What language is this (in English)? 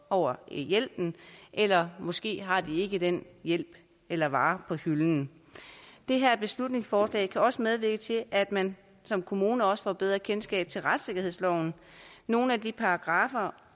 Danish